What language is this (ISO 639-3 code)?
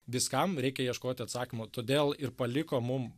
lit